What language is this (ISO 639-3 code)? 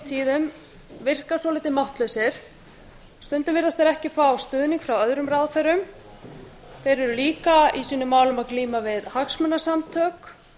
isl